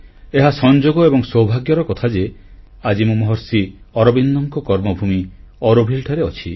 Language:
Odia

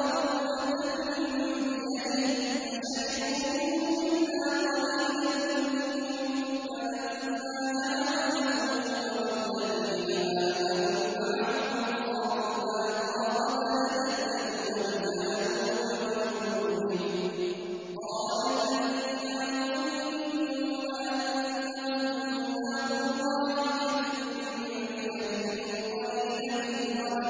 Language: Arabic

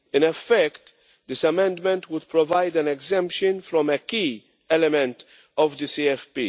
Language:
English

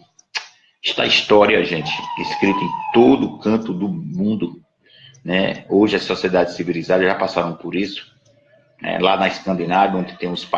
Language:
Portuguese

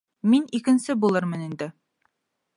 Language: Bashkir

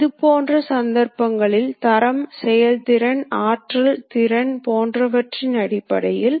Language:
Tamil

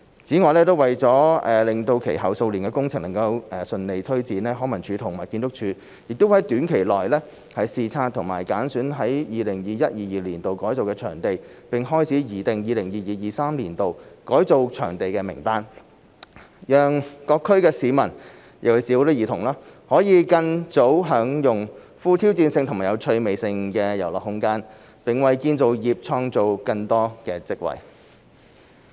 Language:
Cantonese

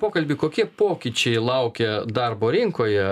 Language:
Lithuanian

